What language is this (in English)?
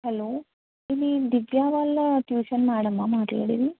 Telugu